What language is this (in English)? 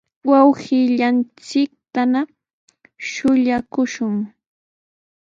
Sihuas Ancash Quechua